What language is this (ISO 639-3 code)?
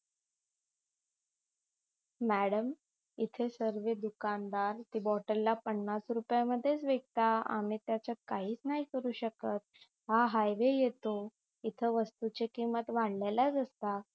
mar